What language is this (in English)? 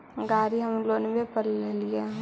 Magahi